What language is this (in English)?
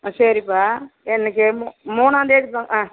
Tamil